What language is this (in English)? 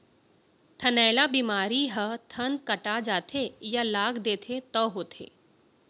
Chhattisgarhi